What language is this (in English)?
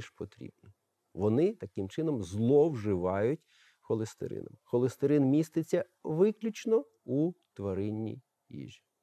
Ukrainian